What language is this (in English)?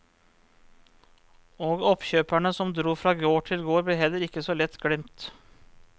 Norwegian